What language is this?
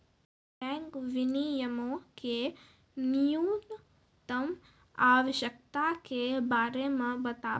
Maithili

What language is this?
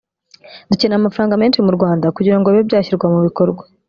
Kinyarwanda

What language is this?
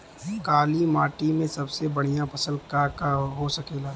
Bhojpuri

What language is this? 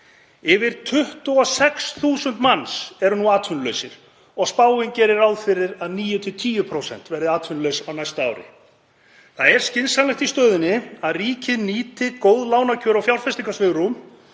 Icelandic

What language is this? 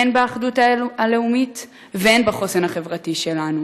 Hebrew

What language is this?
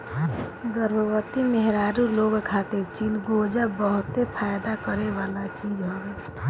Bhojpuri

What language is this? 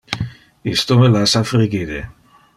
Interlingua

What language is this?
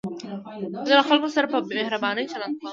Pashto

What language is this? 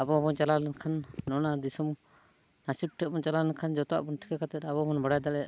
Santali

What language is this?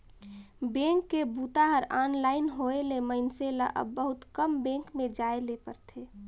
Chhattisgarhi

